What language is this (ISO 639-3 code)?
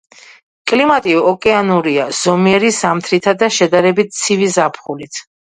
kat